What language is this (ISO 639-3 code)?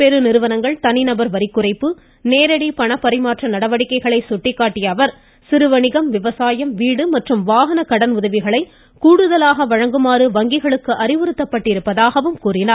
tam